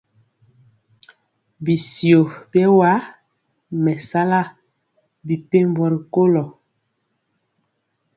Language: Mpiemo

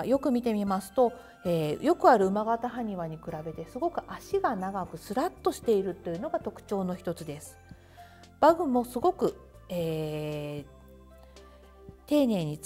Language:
Japanese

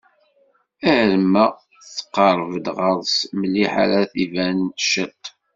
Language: Kabyle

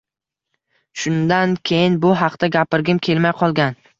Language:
Uzbek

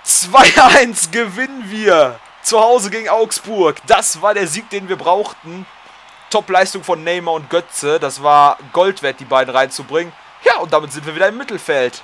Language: German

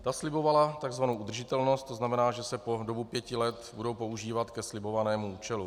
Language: Czech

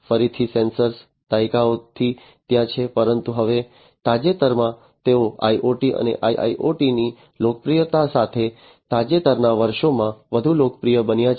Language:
Gujarati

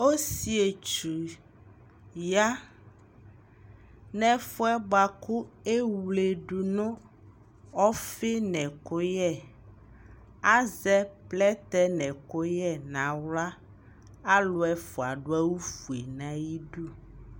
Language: Ikposo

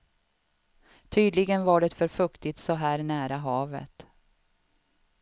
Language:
Swedish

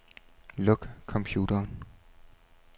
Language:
Danish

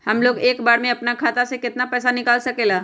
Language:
Magahi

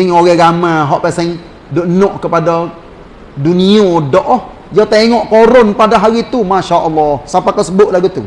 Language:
Malay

